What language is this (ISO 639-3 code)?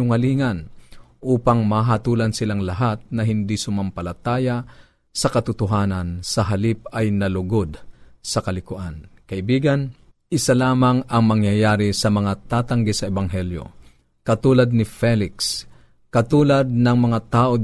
fil